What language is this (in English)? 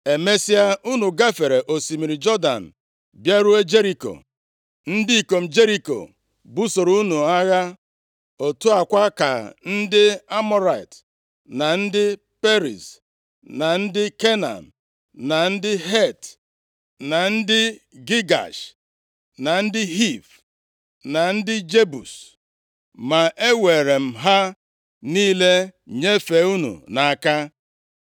Igbo